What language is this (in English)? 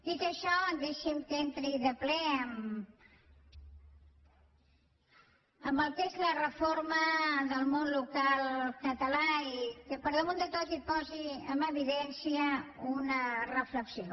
Catalan